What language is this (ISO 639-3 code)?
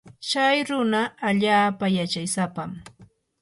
qur